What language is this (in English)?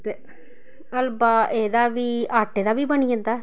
Dogri